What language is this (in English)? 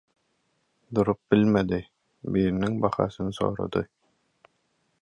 Turkmen